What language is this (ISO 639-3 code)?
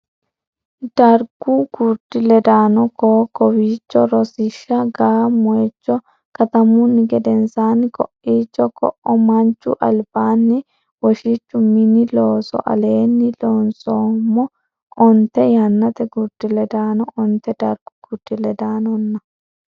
sid